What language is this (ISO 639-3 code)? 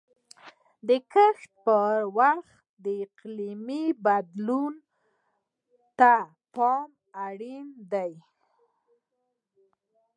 pus